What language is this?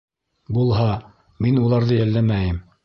Bashkir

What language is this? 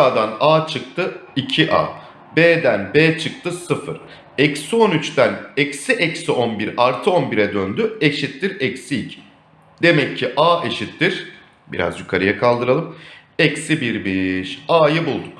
Turkish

